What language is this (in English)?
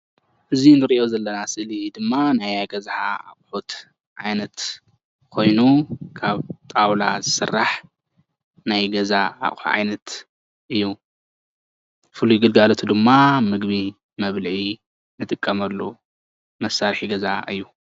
Tigrinya